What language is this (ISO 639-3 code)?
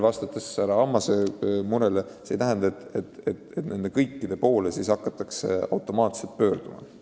est